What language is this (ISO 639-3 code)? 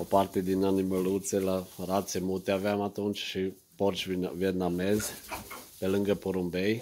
ron